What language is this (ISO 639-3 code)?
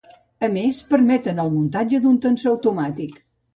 cat